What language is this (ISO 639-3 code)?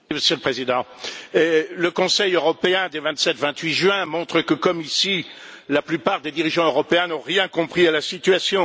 fra